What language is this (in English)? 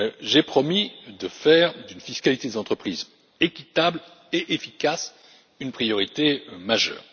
French